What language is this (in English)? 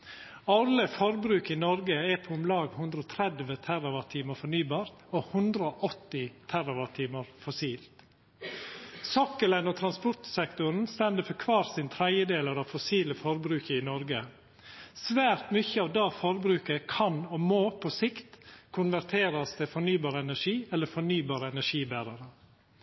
Norwegian Nynorsk